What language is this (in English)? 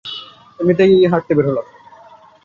Bangla